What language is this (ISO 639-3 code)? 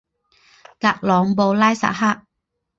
zho